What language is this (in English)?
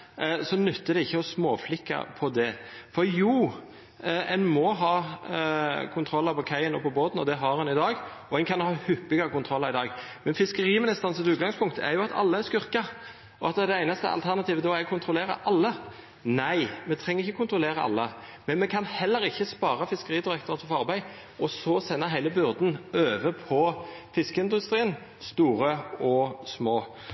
Norwegian Nynorsk